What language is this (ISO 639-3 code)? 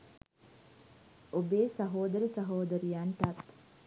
sin